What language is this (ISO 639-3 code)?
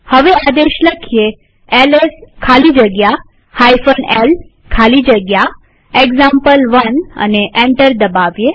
guj